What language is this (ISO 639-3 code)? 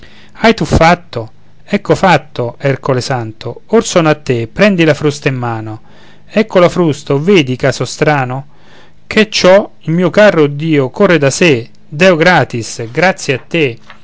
ita